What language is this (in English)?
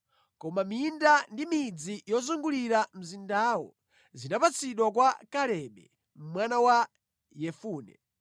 Nyanja